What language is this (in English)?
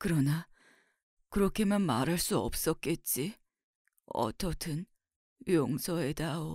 Korean